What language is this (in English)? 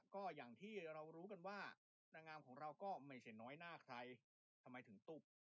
Thai